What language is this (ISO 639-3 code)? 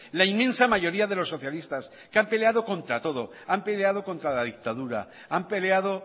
spa